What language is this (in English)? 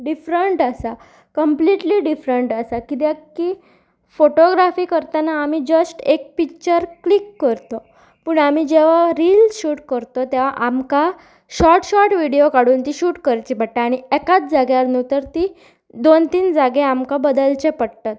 Konkani